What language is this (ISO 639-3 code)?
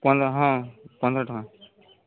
ori